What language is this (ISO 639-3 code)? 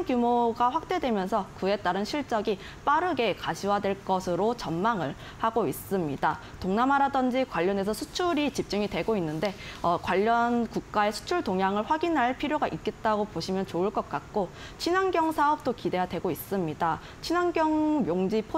kor